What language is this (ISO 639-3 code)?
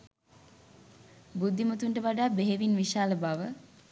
sin